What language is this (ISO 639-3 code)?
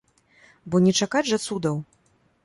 bel